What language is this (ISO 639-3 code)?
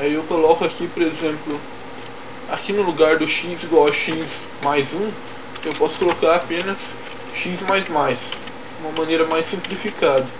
por